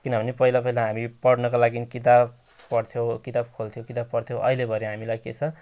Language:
Nepali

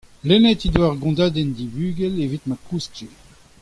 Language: Breton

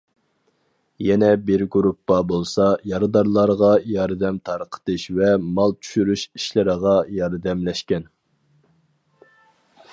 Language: Uyghur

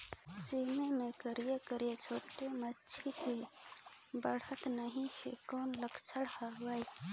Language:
Chhattisgarhi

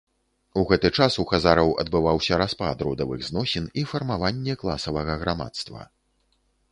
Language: Belarusian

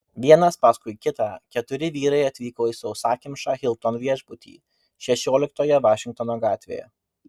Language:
Lithuanian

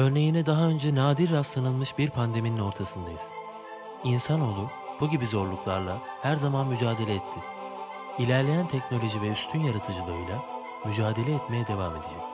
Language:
Turkish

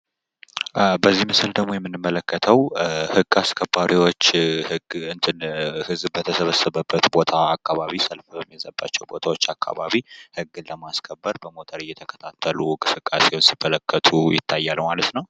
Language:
Amharic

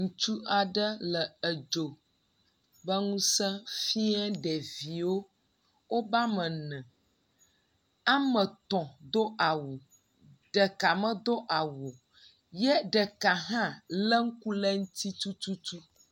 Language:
Ewe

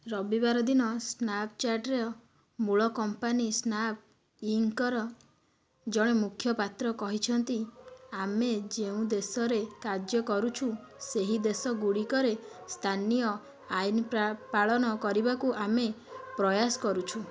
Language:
Odia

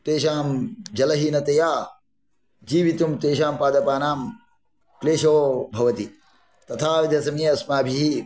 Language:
Sanskrit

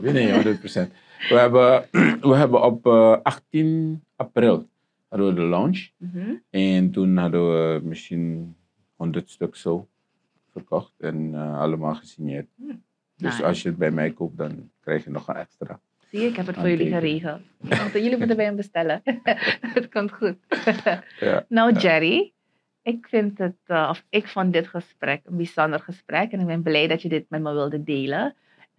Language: Dutch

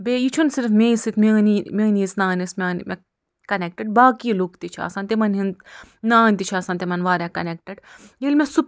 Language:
Kashmiri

